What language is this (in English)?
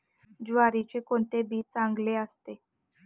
Marathi